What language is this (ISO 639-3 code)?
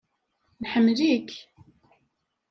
kab